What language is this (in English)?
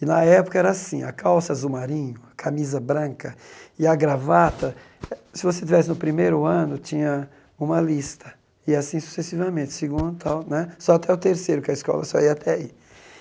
Portuguese